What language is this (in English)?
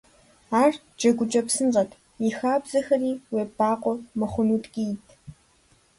Kabardian